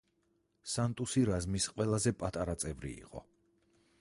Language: Georgian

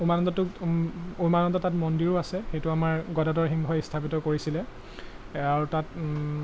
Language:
Assamese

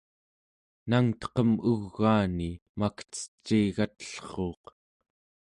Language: Central Yupik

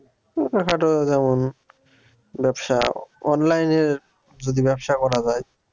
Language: Bangla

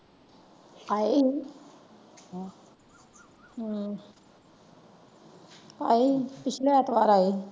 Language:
Punjabi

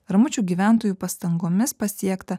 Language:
Lithuanian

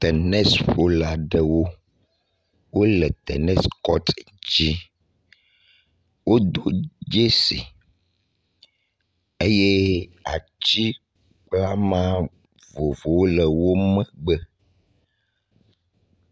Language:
Ewe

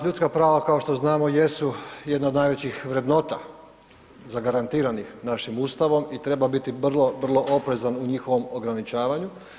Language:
Croatian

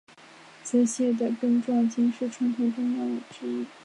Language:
Chinese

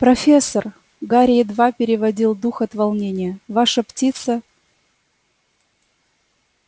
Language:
Russian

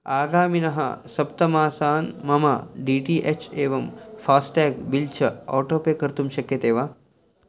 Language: Sanskrit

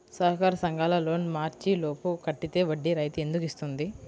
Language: Telugu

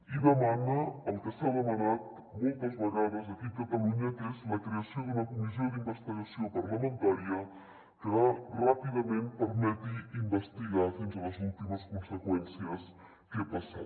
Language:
Catalan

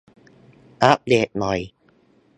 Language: Thai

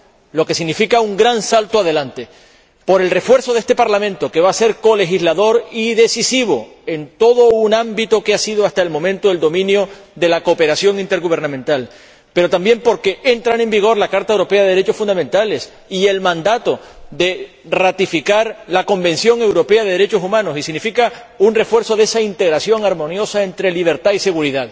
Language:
Spanish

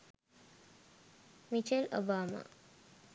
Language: Sinhala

